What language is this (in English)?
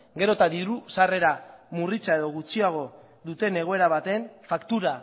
Basque